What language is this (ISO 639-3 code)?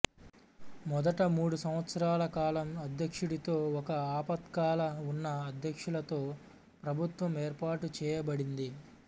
tel